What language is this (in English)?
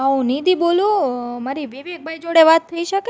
Gujarati